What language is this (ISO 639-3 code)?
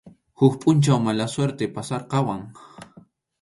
qxu